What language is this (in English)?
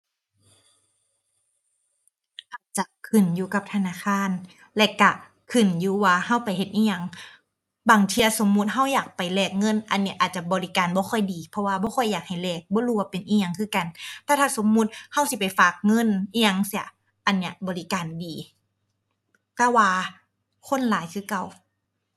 Thai